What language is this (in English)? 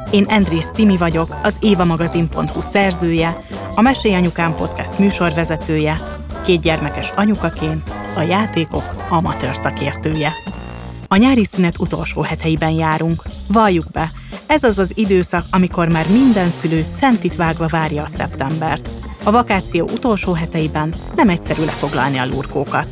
Hungarian